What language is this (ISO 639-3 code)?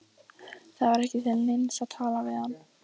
isl